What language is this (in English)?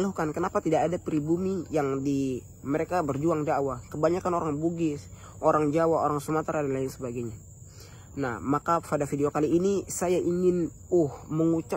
Indonesian